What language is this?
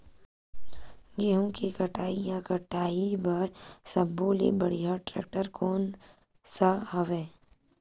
Chhattisgarhi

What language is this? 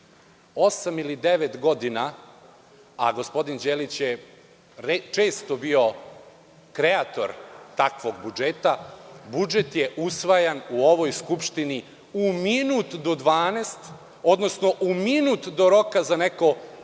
Serbian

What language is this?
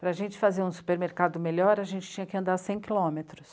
Portuguese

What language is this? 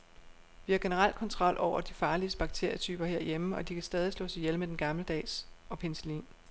Danish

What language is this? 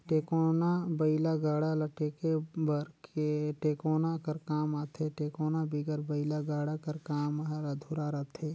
Chhattisgarhi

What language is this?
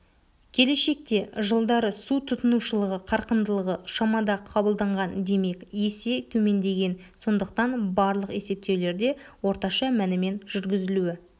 Kazakh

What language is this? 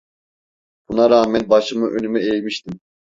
Turkish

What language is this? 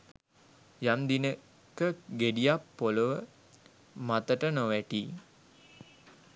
Sinhala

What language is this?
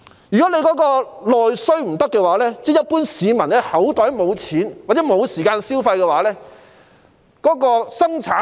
Cantonese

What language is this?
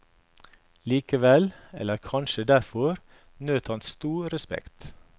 Norwegian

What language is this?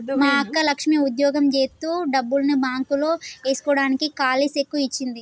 Telugu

